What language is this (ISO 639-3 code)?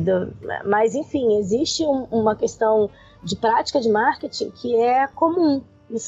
por